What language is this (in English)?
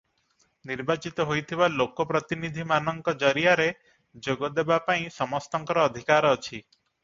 Odia